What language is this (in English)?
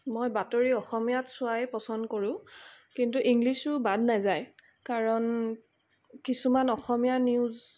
Assamese